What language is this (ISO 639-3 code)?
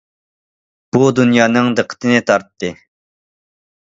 uig